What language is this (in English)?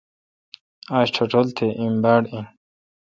Kalkoti